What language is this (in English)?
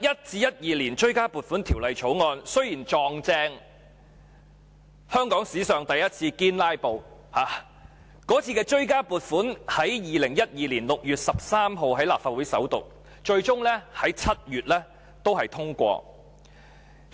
Cantonese